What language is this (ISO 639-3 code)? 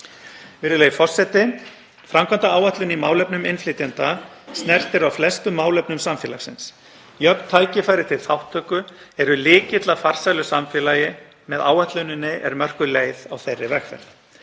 isl